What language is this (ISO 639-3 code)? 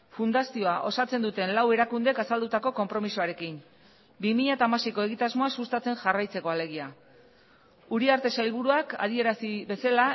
eus